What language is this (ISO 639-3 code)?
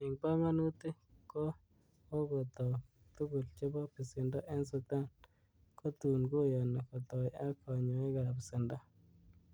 kln